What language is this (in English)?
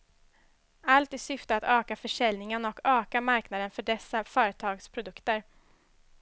Swedish